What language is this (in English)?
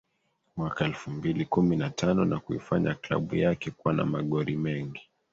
Swahili